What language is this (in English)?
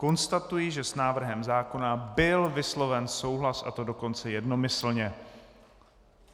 Czech